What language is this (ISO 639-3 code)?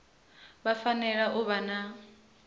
ven